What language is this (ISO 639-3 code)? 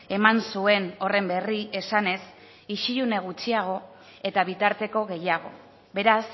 eus